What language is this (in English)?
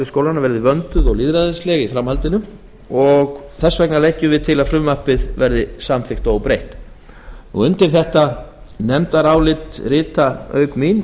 Icelandic